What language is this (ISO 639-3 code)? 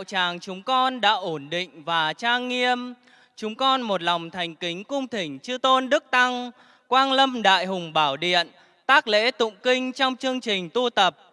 vie